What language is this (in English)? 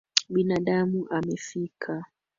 Swahili